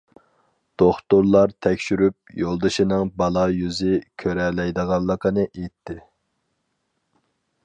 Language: Uyghur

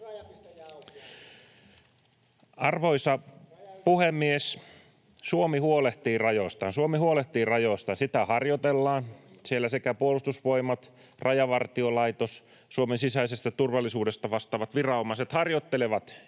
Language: Finnish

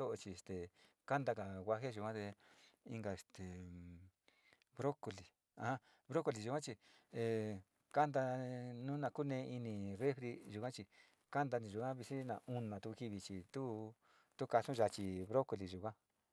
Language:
Sinicahua Mixtec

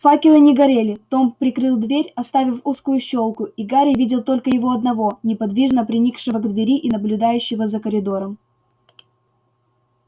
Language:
Russian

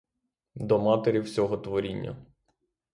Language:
Ukrainian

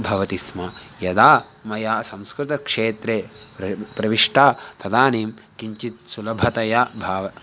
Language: Sanskrit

